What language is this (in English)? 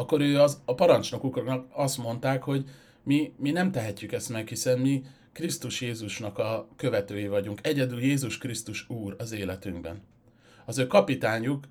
Hungarian